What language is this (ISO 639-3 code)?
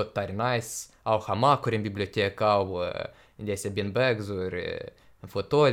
ron